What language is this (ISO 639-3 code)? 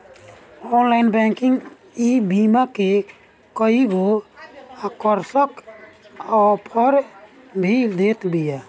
bho